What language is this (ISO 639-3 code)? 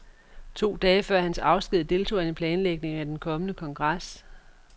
dan